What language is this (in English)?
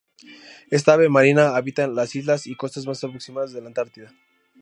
Spanish